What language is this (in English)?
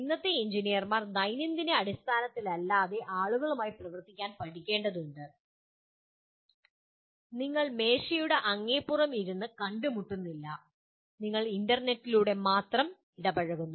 Malayalam